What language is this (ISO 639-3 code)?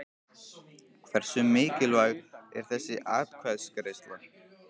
isl